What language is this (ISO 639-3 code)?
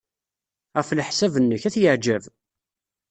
kab